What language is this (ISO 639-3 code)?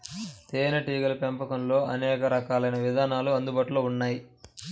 tel